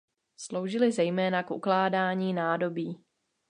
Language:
Czech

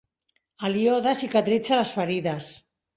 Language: Catalan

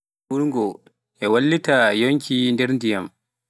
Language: Pular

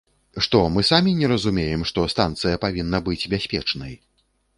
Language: Belarusian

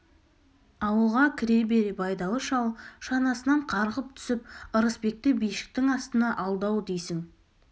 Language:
Kazakh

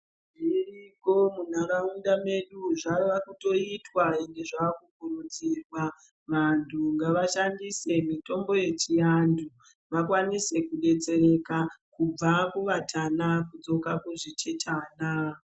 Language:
Ndau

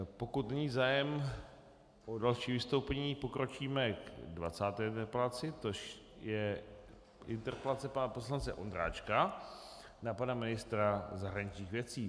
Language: Czech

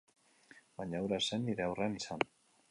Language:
Basque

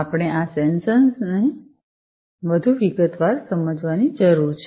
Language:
Gujarati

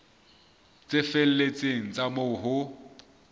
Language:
Southern Sotho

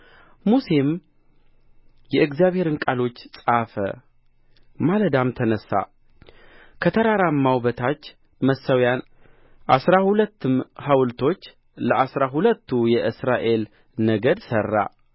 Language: Amharic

